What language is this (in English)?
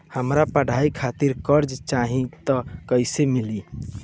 Bhojpuri